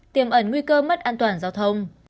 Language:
Vietnamese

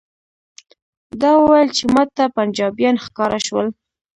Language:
Pashto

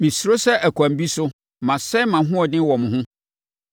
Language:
Akan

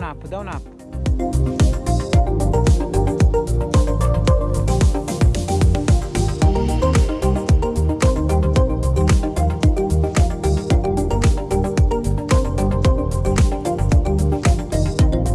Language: Italian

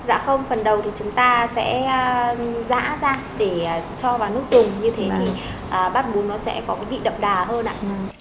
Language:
Vietnamese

